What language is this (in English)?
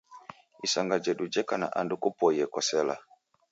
Taita